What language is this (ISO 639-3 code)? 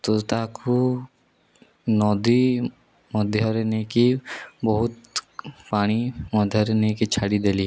ori